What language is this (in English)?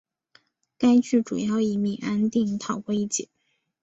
Chinese